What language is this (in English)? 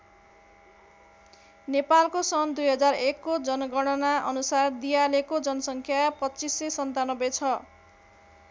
Nepali